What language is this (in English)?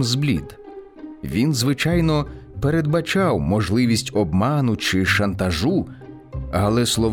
Ukrainian